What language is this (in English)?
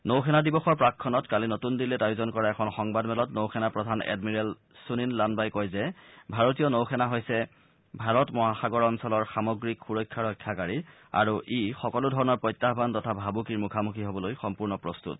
Assamese